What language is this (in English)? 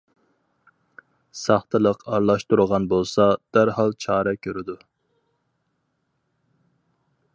Uyghur